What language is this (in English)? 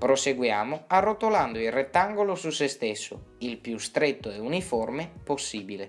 Italian